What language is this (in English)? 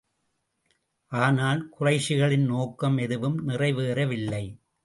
Tamil